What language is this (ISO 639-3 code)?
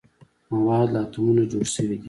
pus